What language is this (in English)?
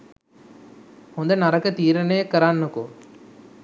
Sinhala